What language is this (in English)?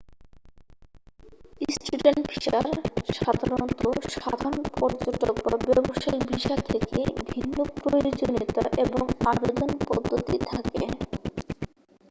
Bangla